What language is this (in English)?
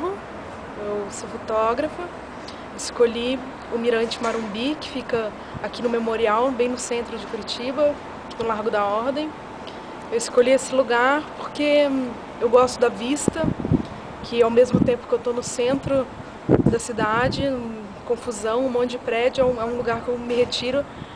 Portuguese